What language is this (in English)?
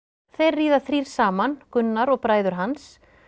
Icelandic